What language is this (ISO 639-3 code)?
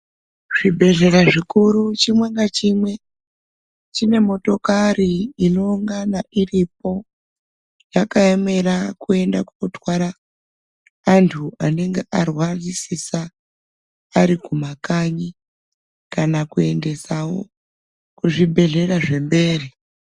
ndc